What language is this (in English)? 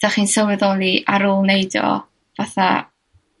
Welsh